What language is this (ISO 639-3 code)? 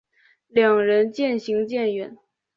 zho